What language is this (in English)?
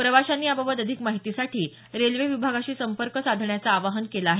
Marathi